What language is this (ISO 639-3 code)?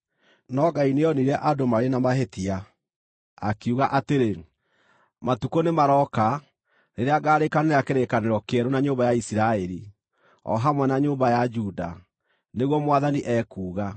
kik